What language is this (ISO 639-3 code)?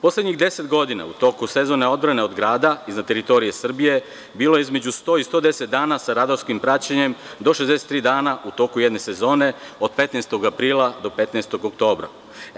srp